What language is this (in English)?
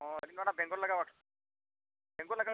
Santali